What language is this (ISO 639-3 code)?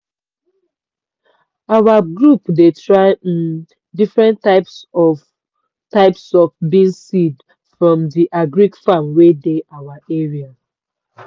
pcm